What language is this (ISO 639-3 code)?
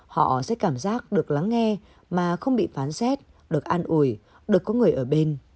vie